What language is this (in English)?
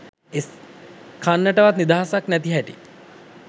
Sinhala